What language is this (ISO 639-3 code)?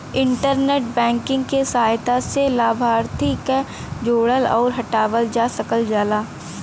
bho